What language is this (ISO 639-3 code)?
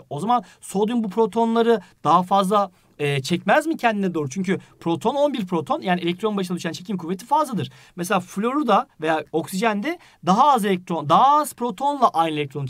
tur